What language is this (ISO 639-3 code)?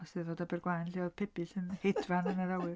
cym